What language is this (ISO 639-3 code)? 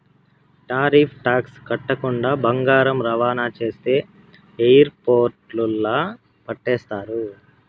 tel